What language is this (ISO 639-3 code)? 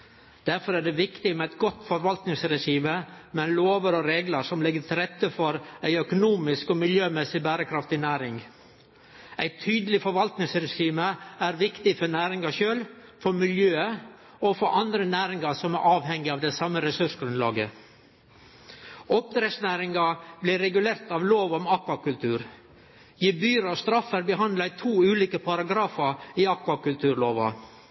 nno